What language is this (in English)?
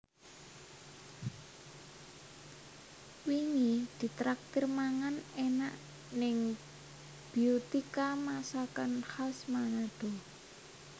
Javanese